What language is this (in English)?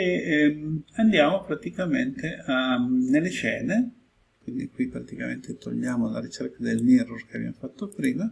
Italian